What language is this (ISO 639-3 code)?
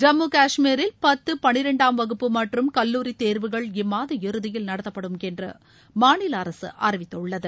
tam